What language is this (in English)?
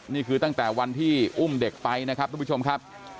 Thai